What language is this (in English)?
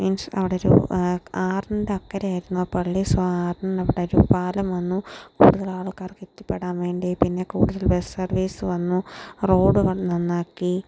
Malayalam